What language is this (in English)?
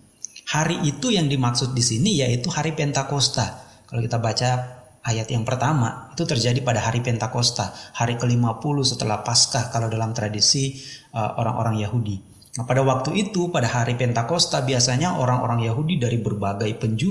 Indonesian